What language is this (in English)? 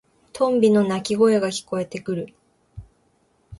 Japanese